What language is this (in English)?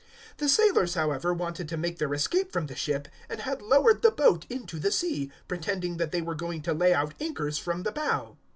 English